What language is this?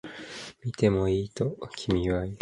Japanese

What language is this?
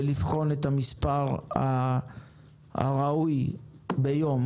Hebrew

